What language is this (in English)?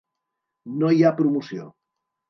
Catalan